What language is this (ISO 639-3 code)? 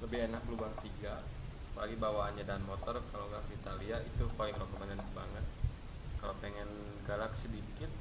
ind